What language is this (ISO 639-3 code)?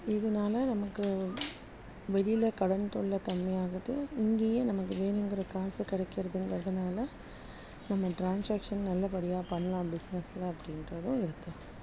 tam